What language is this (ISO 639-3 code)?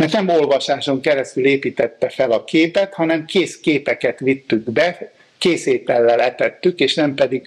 hun